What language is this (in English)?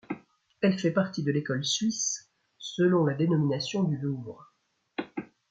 French